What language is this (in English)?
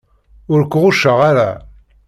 Kabyle